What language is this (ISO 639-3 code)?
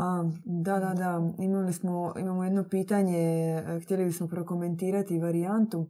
hrv